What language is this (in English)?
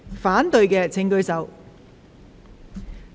Cantonese